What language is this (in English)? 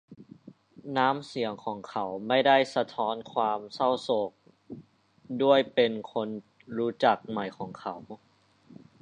Thai